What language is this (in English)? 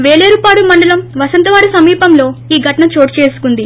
Telugu